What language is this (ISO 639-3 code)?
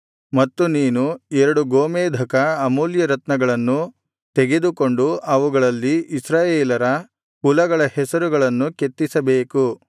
kan